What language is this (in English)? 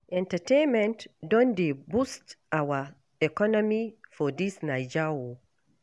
Nigerian Pidgin